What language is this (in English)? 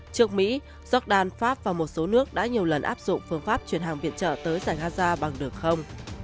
Vietnamese